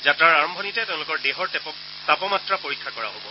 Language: Assamese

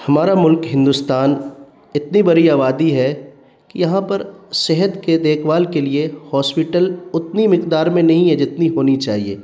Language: Urdu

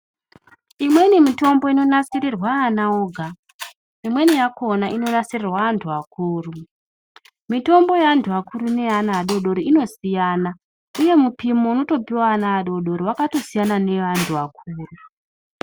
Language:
Ndau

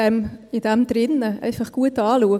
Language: Swiss German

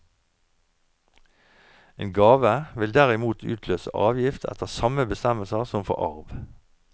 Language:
Norwegian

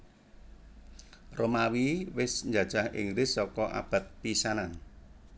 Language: Javanese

